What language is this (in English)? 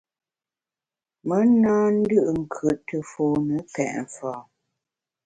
Bamun